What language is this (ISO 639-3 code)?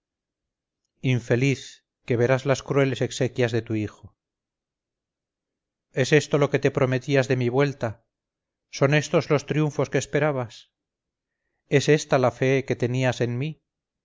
spa